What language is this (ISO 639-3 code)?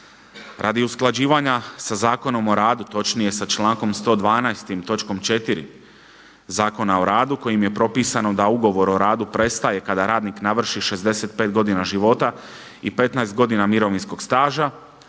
hrv